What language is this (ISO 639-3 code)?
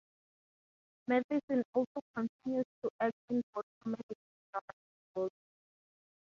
eng